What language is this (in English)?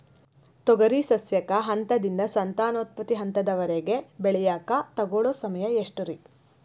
Kannada